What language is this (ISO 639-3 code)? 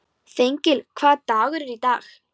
isl